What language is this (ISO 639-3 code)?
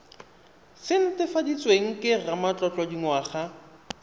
tsn